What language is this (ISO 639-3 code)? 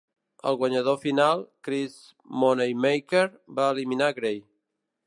cat